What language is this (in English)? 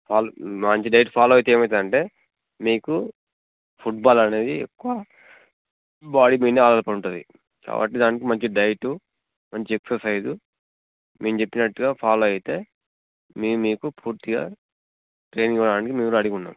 Telugu